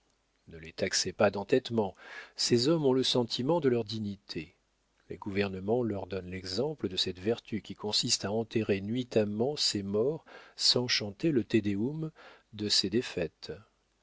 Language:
French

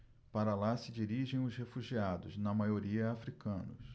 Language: Portuguese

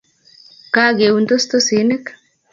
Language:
Kalenjin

